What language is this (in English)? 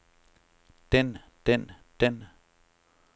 Danish